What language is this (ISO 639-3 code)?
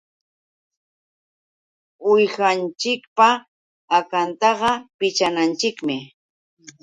qux